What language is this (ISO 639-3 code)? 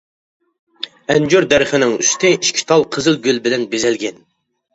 uig